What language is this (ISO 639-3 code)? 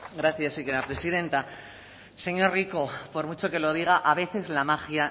spa